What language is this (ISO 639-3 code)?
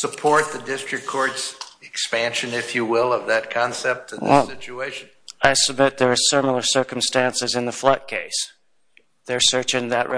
eng